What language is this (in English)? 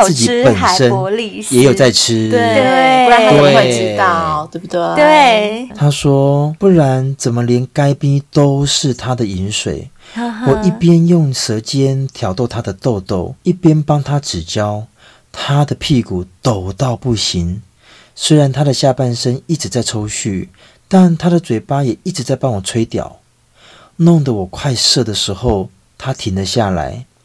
Chinese